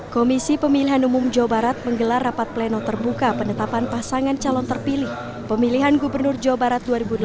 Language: Indonesian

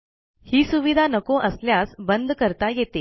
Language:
Marathi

